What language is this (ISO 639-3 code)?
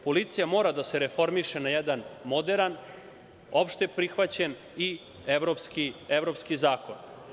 srp